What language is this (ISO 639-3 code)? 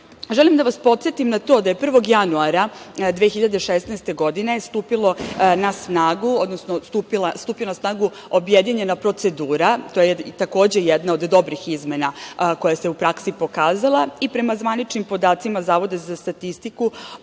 srp